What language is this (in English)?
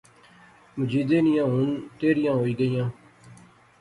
Pahari-Potwari